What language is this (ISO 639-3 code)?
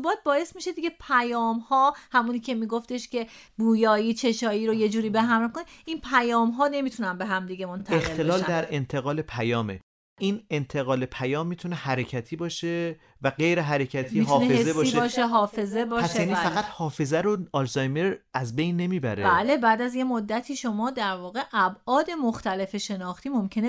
fas